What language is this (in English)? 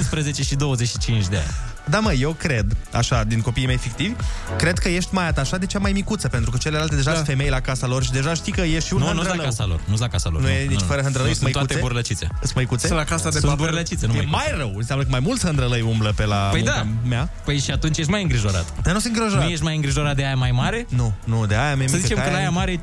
Romanian